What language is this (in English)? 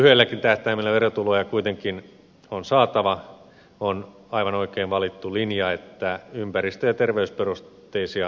Finnish